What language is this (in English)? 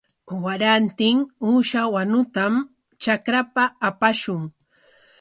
Corongo Ancash Quechua